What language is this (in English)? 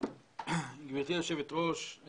Hebrew